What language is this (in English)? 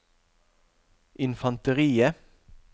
Norwegian